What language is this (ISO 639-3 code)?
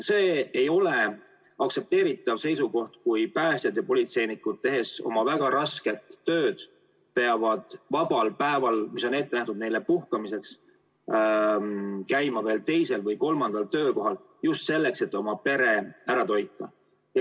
est